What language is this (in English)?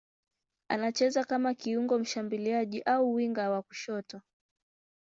Swahili